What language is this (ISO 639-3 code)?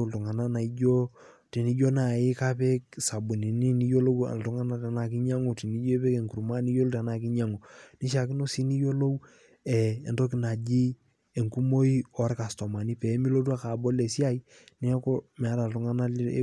mas